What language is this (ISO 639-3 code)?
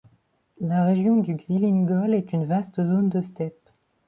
fra